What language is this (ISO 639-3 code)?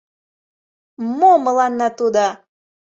chm